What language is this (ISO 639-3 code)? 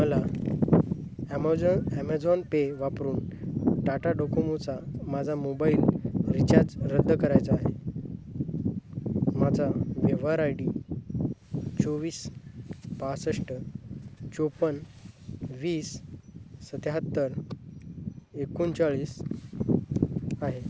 mar